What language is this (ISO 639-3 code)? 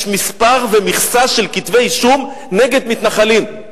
heb